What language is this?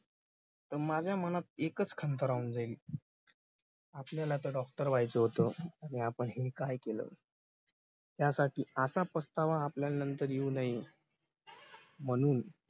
Marathi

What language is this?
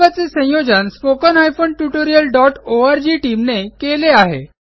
Marathi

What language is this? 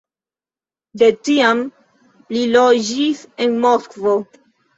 Esperanto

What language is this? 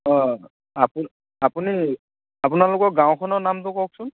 Assamese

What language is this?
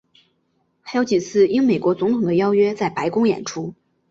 Chinese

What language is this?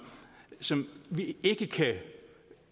Danish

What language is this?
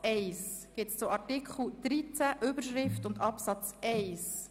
Swiss German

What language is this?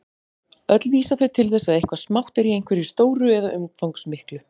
Icelandic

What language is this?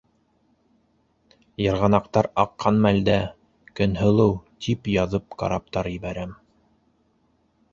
Bashkir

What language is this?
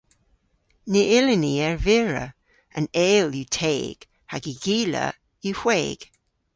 Cornish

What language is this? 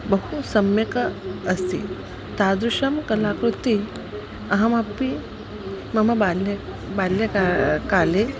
Sanskrit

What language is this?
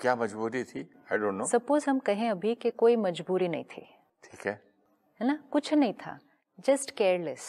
Hindi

